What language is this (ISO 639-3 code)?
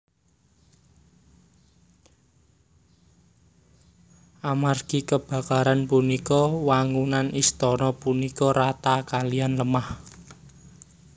jav